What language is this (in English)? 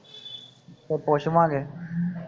Punjabi